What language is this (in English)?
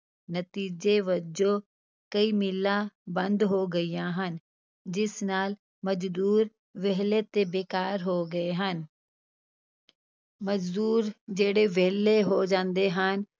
Punjabi